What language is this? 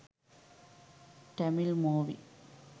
Sinhala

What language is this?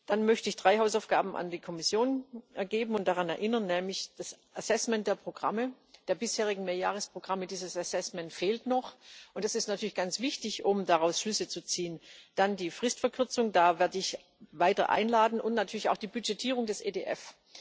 German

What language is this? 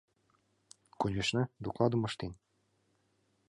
Mari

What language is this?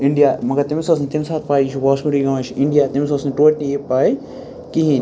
Kashmiri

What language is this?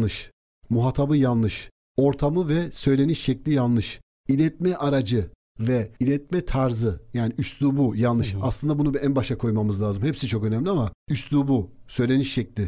Turkish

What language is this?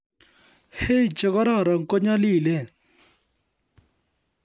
Kalenjin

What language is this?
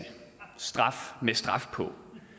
Danish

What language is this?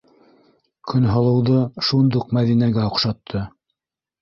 Bashkir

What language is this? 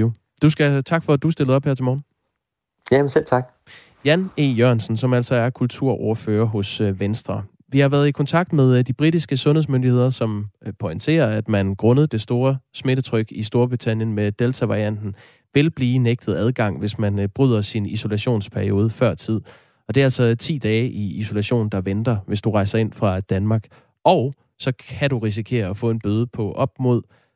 Danish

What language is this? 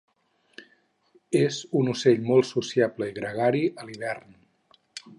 Catalan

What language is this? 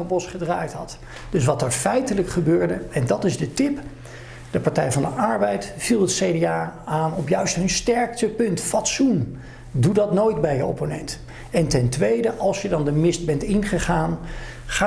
Dutch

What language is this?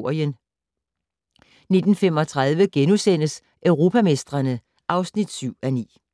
Danish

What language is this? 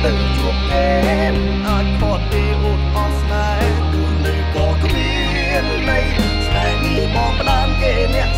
Thai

